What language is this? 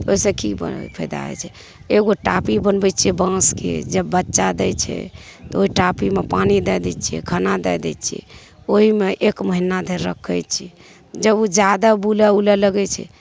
Maithili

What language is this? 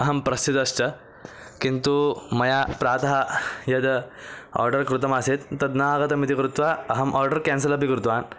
Sanskrit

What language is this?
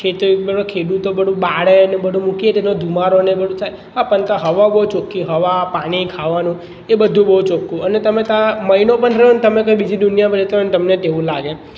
Gujarati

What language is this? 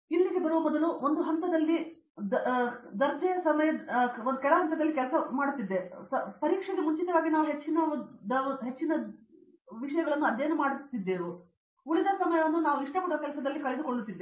Kannada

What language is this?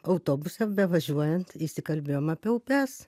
Lithuanian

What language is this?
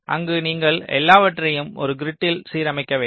Tamil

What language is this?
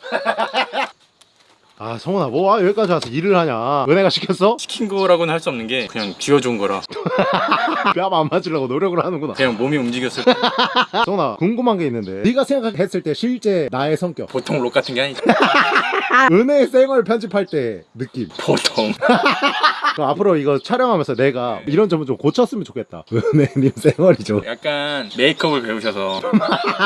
Korean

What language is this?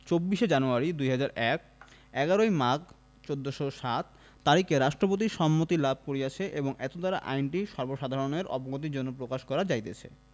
Bangla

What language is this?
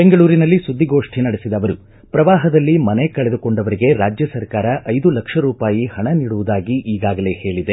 Kannada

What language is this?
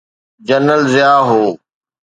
Sindhi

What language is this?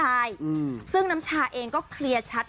Thai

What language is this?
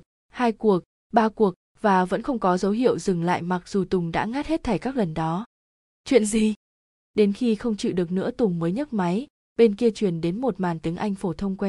Vietnamese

